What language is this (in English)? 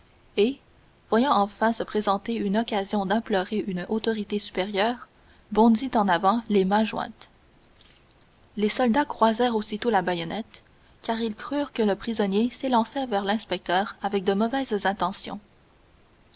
French